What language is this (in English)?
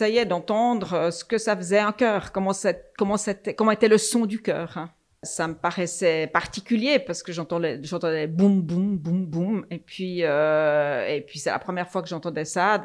French